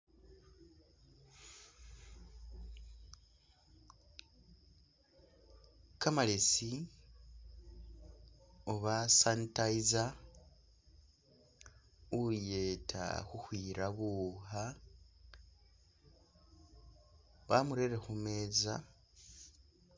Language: Masaaba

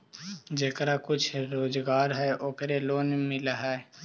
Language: Magahi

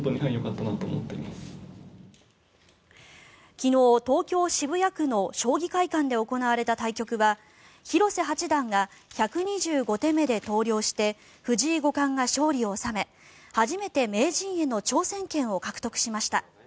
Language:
Japanese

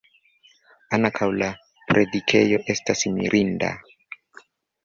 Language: Esperanto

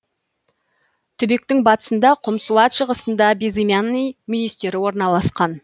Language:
Kazakh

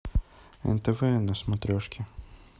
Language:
Russian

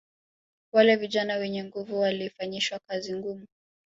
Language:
Swahili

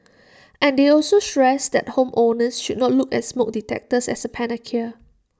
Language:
English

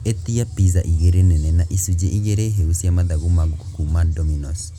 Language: Kikuyu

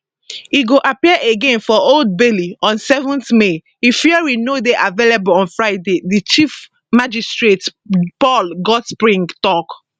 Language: Nigerian Pidgin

